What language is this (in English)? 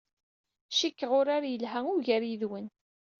Kabyle